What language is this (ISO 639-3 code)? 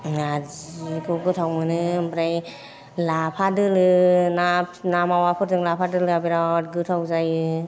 brx